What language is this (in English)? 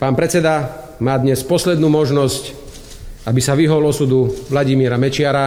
Slovak